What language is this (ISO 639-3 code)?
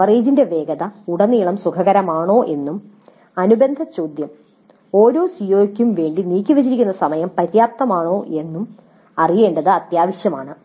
mal